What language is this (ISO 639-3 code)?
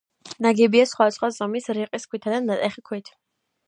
kat